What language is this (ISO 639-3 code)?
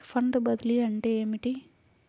tel